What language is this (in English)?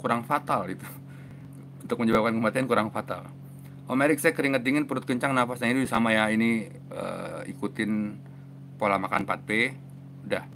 Indonesian